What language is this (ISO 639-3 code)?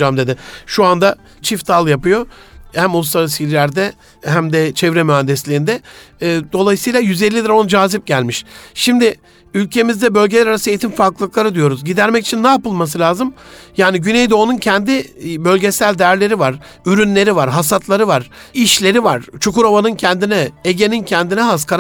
tur